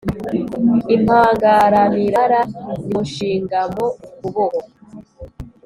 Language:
Kinyarwanda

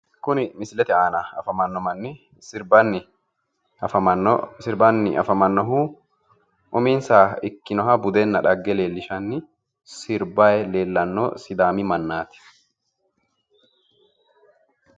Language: Sidamo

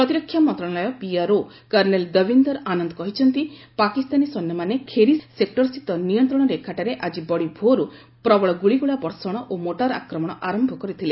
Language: Odia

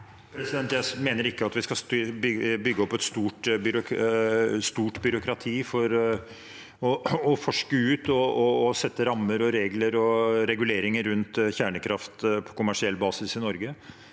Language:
Norwegian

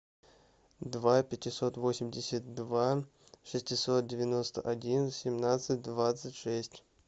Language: Russian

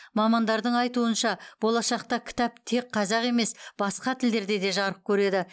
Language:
Kazakh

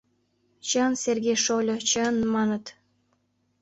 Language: Mari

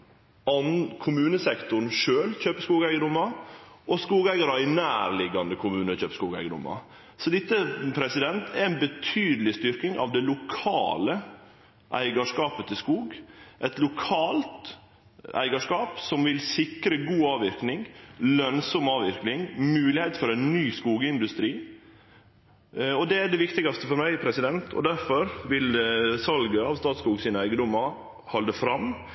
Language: Norwegian Nynorsk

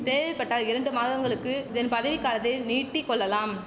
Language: Tamil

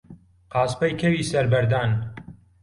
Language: Central Kurdish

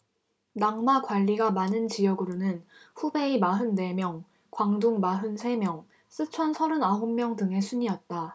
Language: Korean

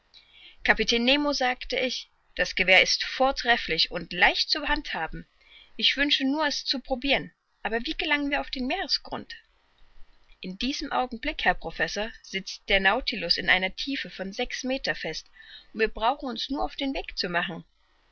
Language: German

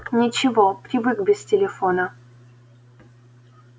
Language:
Russian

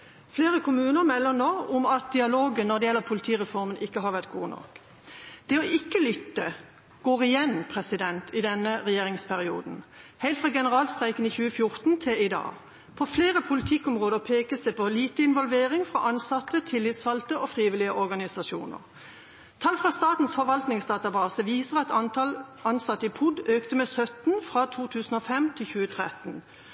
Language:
Norwegian Bokmål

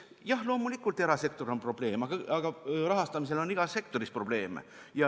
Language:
Estonian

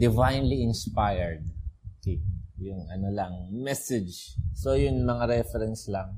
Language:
Filipino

